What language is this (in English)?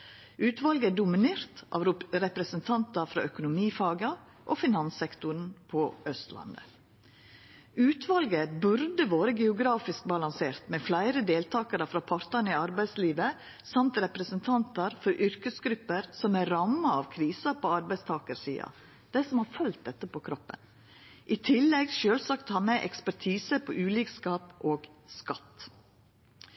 Norwegian Nynorsk